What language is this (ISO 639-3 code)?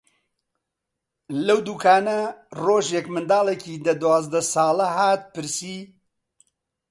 ckb